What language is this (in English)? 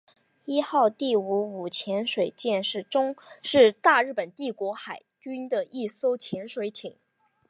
Chinese